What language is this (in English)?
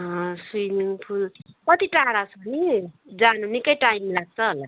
Nepali